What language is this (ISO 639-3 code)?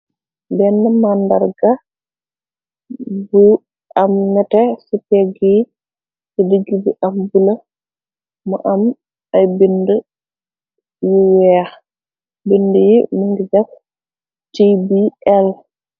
wol